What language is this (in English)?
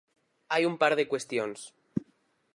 Galician